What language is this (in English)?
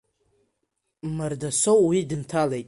Abkhazian